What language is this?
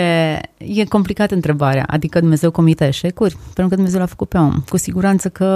Romanian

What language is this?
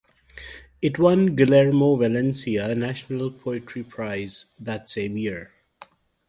English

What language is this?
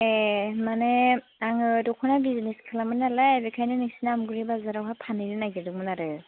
Bodo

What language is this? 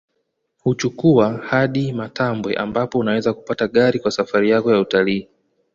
Swahili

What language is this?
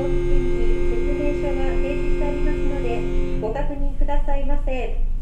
Japanese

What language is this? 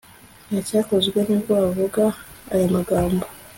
Kinyarwanda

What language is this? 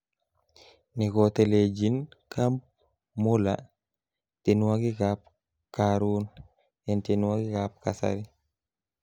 Kalenjin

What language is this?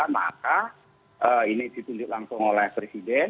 Indonesian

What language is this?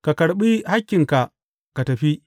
Hausa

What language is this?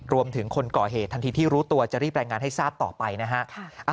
Thai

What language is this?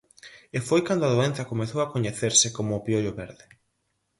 Galician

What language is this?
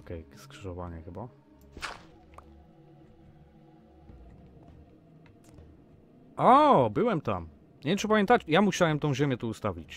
Polish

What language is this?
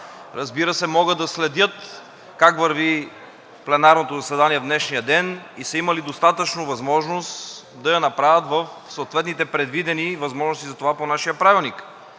Bulgarian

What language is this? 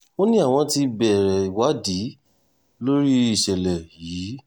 Yoruba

